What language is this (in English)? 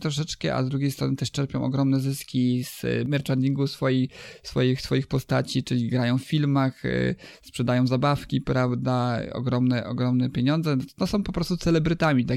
Polish